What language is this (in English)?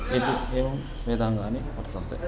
Sanskrit